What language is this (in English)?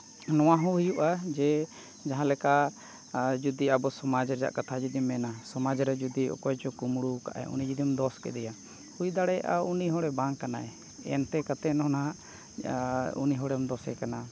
Santali